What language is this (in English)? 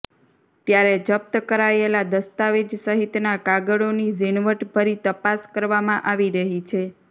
Gujarati